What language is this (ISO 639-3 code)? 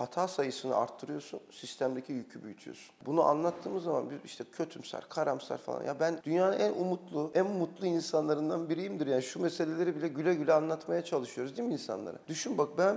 tur